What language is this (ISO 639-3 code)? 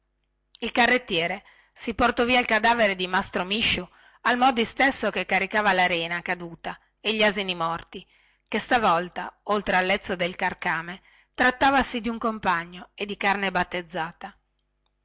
ita